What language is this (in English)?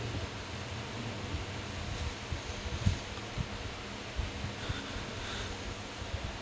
English